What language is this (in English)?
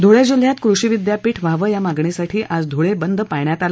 Marathi